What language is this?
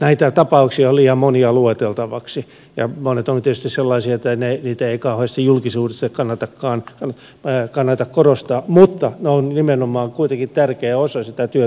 Finnish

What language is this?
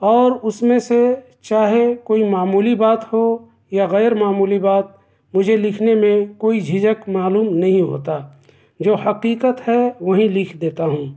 Urdu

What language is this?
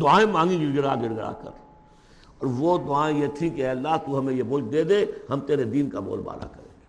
Urdu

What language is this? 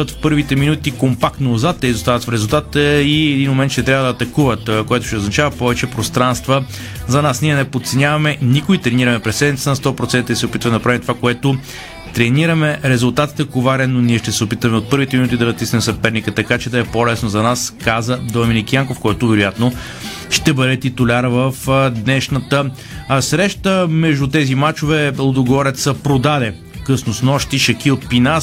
Bulgarian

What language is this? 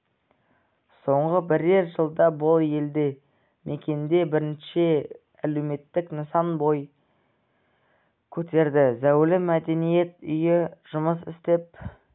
Kazakh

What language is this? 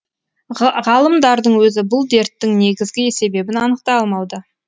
Kazakh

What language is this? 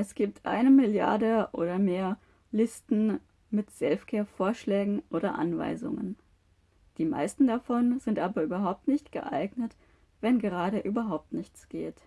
German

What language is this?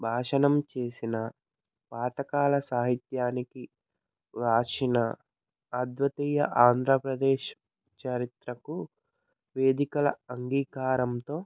Telugu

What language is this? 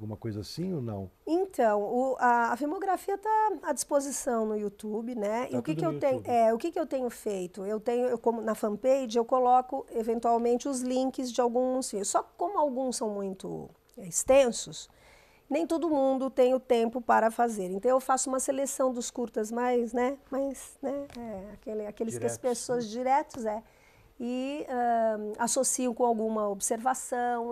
Portuguese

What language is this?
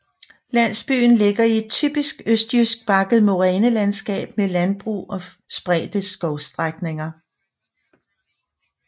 Danish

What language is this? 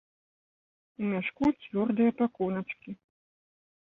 Belarusian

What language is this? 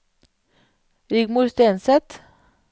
Norwegian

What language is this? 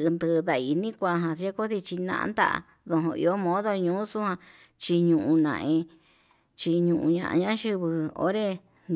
Yutanduchi Mixtec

